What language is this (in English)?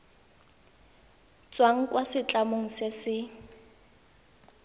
Tswana